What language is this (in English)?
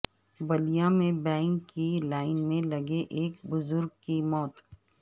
Urdu